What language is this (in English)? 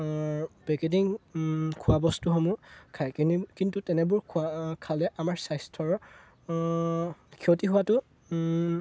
Assamese